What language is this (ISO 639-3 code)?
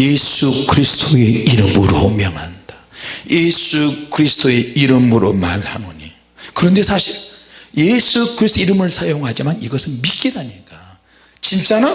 kor